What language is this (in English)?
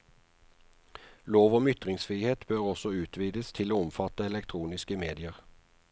Norwegian